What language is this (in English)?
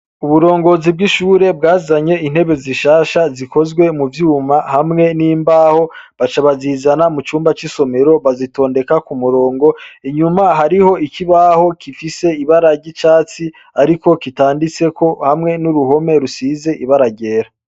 Rundi